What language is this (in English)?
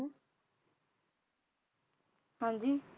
Punjabi